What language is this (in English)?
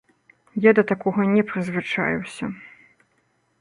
Belarusian